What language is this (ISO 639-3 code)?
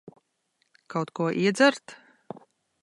lav